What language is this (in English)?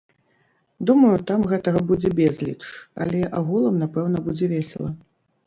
Belarusian